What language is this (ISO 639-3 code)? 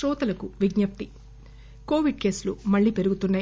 tel